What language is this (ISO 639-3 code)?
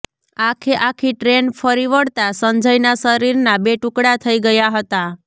guj